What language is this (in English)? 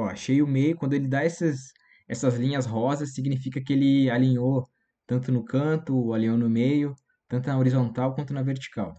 Portuguese